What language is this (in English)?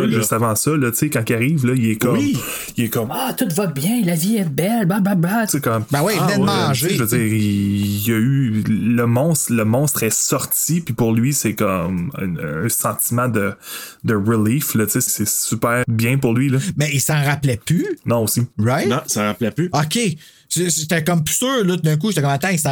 French